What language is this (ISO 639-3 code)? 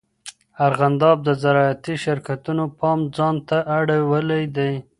pus